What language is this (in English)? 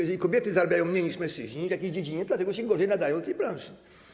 Polish